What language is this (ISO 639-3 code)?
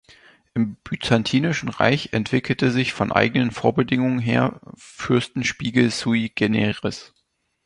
deu